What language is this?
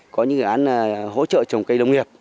Vietnamese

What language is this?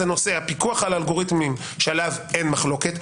Hebrew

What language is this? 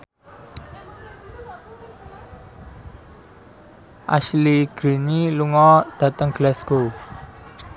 Javanese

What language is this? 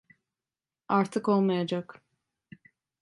Turkish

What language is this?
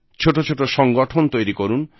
Bangla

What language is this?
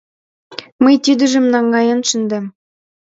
Mari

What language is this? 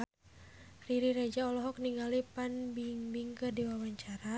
Sundanese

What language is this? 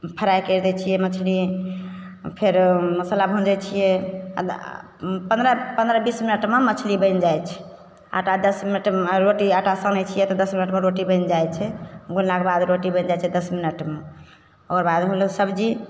Maithili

